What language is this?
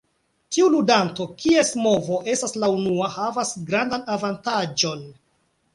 Esperanto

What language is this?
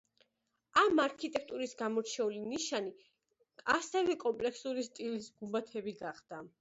Georgian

